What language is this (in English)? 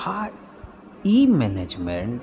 Maithili